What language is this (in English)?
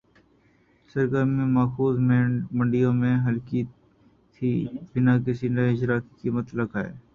Urdu